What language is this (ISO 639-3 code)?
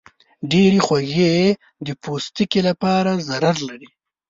pus